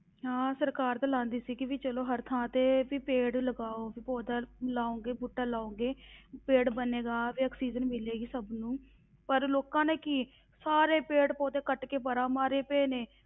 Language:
Punjabi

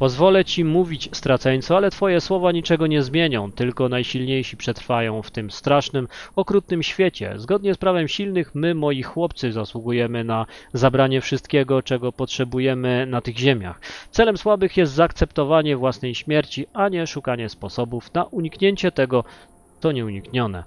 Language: Polish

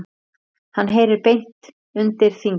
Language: Icelandic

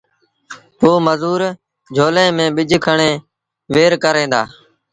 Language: Sindhi Bhil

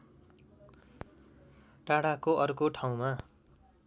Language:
Nepali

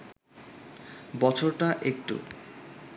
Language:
Bangla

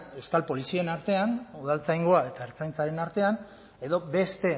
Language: Basque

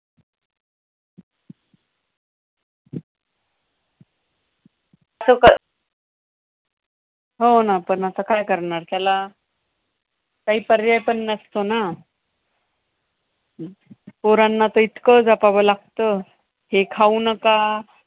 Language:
Marathi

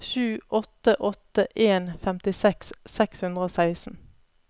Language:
Norwegian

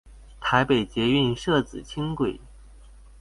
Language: Chinese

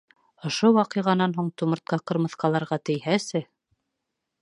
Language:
Bashkir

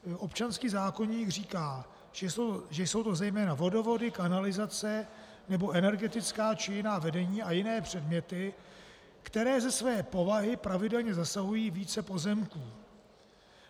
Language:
Czech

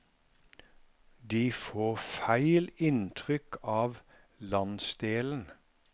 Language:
Norwegian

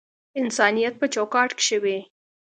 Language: Pashto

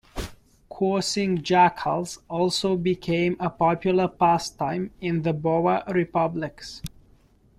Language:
English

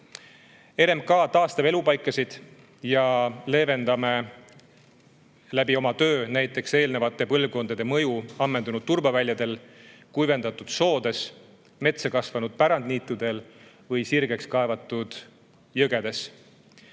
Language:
Estonian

